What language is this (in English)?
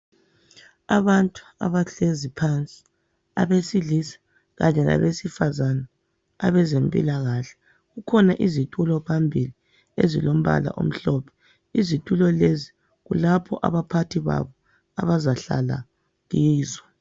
North Ndebele